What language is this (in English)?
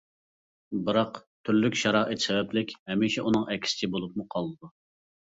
Uyghur